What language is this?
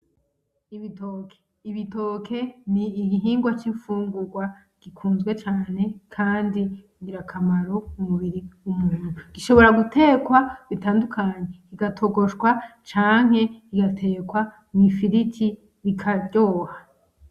Rundi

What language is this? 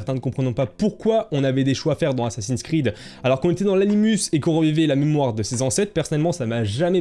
French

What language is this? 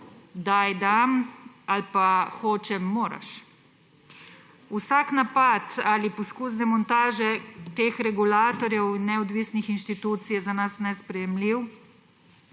Slovenian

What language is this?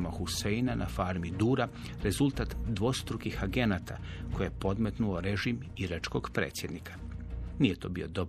Croatian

